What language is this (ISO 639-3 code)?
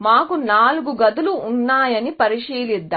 tel